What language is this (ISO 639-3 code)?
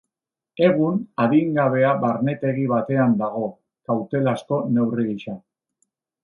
eus